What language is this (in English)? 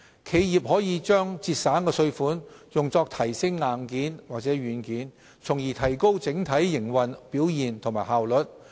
Cantonese